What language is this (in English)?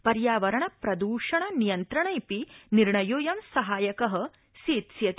Sanskrit